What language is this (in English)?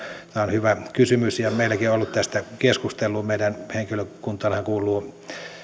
Finnish